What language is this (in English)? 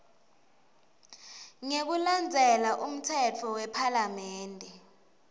Swati